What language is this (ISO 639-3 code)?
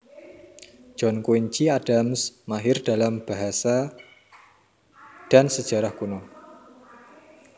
jav